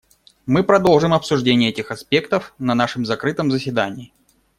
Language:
Russian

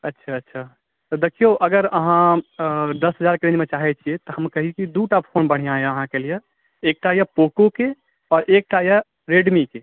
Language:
Maithili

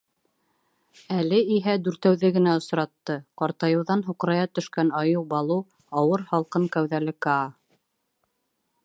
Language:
Bashkir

